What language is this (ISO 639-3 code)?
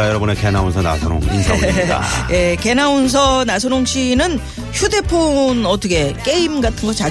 kor